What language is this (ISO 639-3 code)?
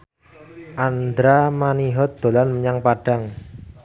jav